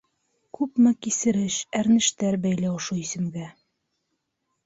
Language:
Bashkir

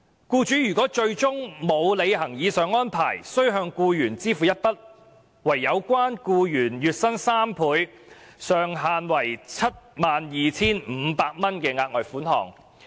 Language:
Cantonese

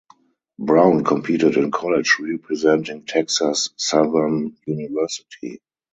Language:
English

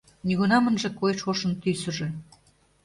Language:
Mari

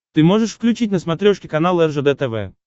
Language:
Russian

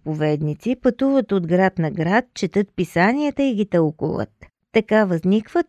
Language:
Bulgarian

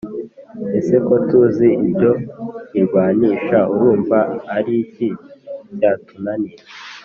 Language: Kinyarwanda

